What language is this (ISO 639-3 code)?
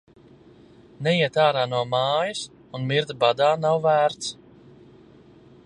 lav